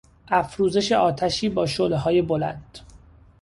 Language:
Persian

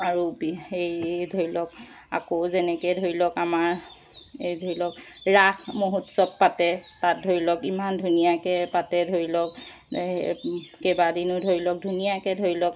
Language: Assamese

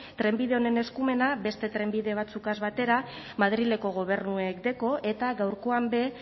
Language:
Basque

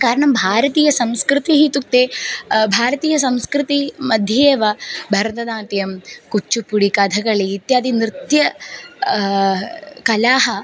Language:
Sanskrit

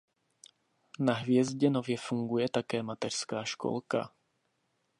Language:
Czech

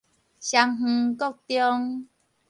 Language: Min Nan Chinese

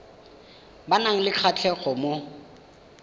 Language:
Tswana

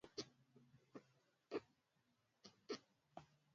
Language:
Swahili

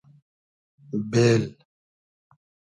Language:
Hazaragi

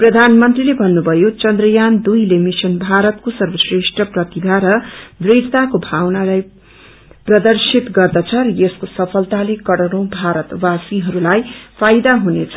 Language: Nepali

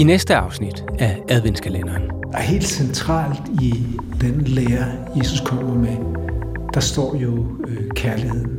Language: Danish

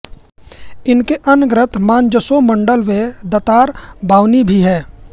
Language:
Hindi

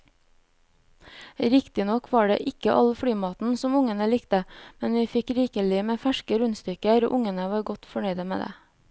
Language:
Norwegian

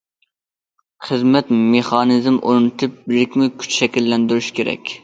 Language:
Uyghur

